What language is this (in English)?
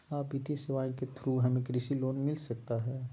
Magahi